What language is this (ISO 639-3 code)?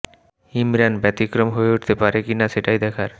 ben